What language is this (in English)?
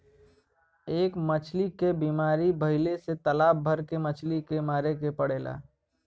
Bhojpuri